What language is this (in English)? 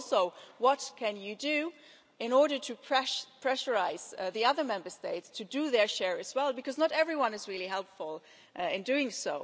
English